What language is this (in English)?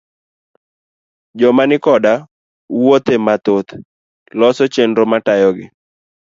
Luo (Kenya and Tanzania)